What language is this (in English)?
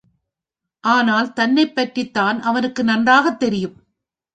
Tamil